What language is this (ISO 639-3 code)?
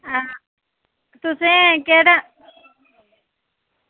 doi